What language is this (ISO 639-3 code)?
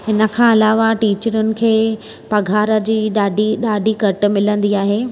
snd